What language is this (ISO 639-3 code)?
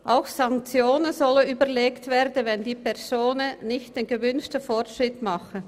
gsw